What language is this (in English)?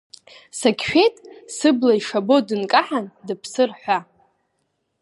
Abkhazian